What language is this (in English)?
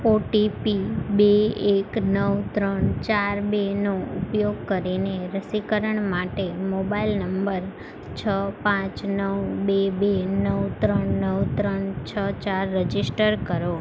Gujarati